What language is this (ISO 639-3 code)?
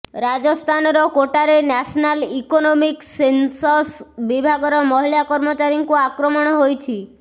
ori